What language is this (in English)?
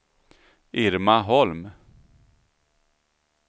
Swedish